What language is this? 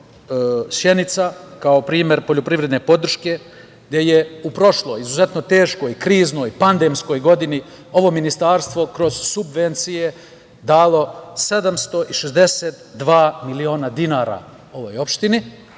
Serbian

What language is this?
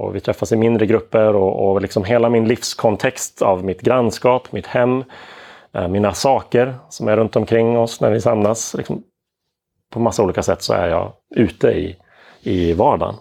Swedish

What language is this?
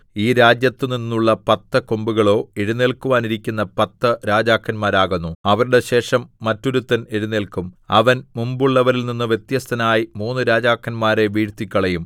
Malayalam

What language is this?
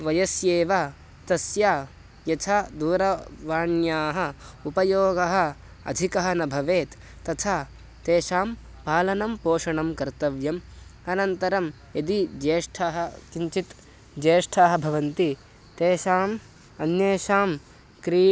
Sanskrit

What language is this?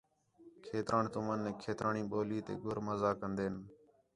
Khetrani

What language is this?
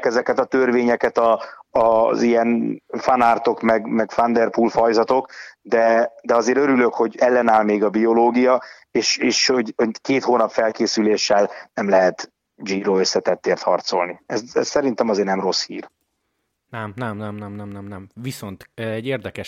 Hungarian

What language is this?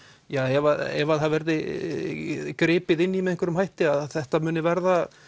Icelandic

